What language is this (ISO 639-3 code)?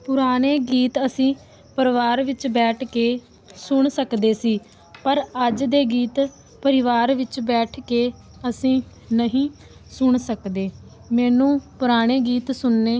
pan